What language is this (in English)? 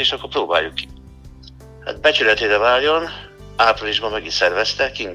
Hungarian